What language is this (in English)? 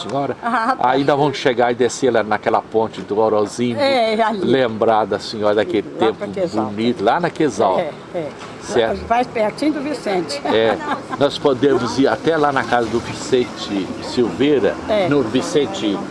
Portuguese